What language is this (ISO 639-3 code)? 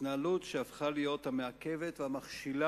heb